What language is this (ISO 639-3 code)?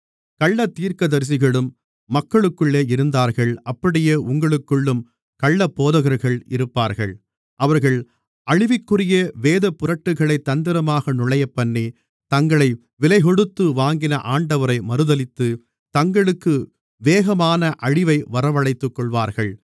tam